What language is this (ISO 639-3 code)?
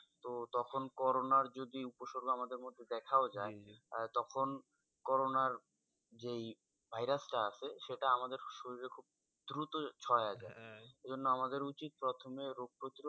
ben